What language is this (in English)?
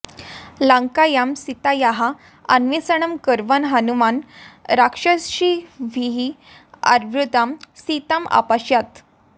Sanskrit